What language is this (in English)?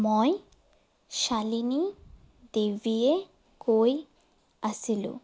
Assamese